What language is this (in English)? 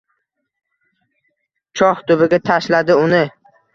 Uzbek